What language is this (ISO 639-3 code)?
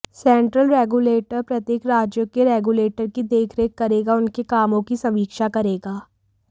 hin